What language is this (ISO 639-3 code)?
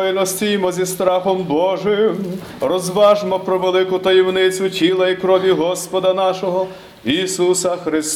ukr